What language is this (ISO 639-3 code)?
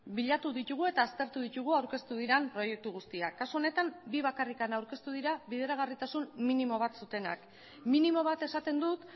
eus